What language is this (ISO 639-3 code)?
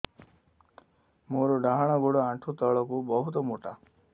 ori